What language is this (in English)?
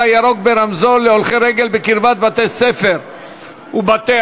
Hebrew